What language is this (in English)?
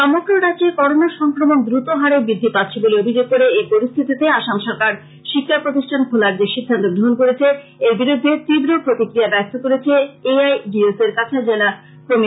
Bangla